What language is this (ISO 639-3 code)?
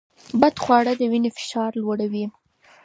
pus